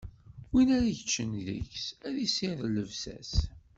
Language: Kabyle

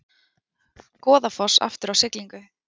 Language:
Icelandic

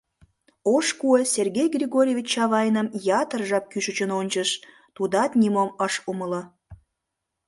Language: Mari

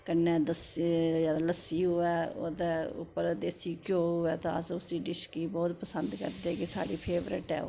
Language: Dogri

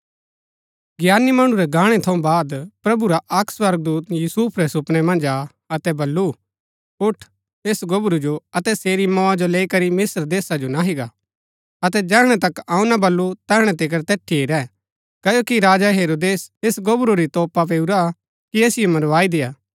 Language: Gaddi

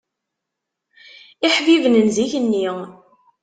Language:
Kabyle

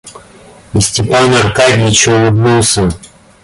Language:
Russian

